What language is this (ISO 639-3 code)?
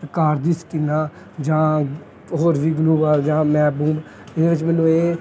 pan